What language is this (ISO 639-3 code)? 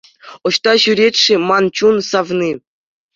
chv